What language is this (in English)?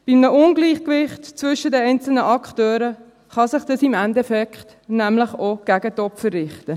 Swiss German